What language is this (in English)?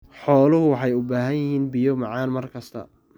Somali